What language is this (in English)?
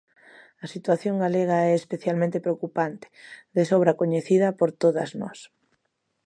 Galician